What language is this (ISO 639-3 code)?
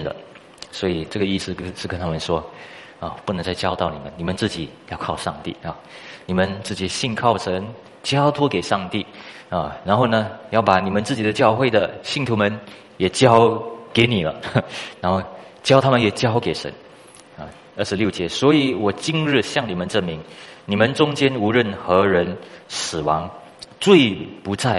zho